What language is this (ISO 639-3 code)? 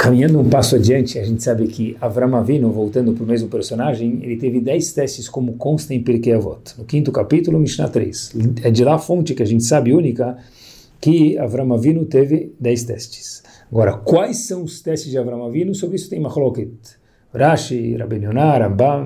por